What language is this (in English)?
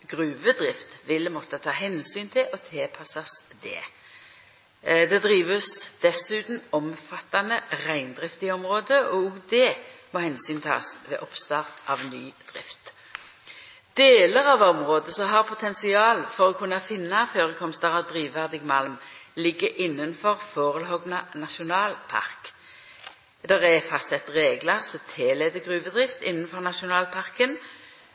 Norwegian Nynorsk